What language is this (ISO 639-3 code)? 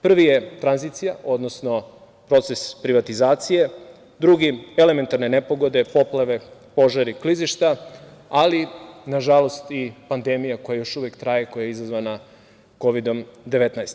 srp